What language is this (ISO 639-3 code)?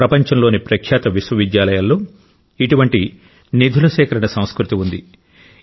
tel